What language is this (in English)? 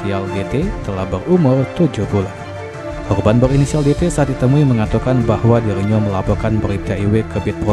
Indonesian